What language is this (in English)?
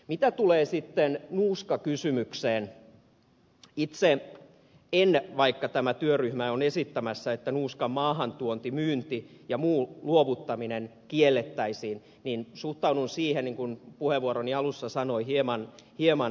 Finnish